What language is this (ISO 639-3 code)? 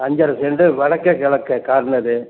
tam